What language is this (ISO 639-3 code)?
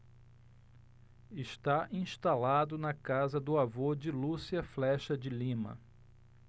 por